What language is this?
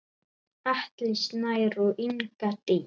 Icelandic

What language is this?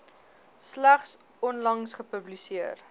Afrikaans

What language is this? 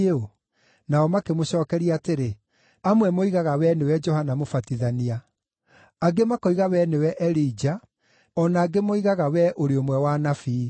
Kikuyu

